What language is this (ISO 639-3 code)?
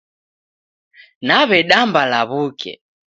dav